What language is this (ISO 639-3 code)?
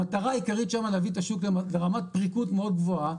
heb